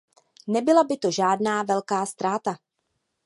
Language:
Czech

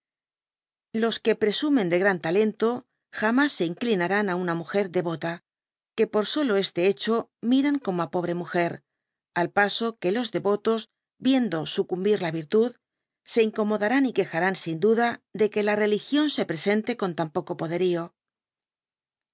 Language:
Spanish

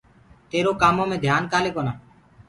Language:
Gurgula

